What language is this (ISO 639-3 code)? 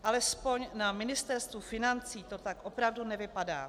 ces